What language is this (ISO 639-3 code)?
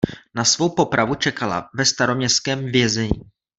ces